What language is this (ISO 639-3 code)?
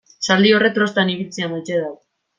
eus